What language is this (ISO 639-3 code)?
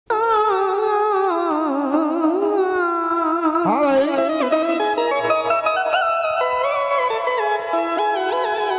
ara